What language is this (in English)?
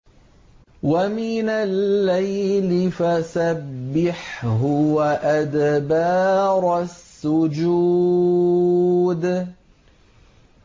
Arabic